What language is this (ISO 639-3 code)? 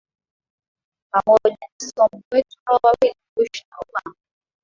swa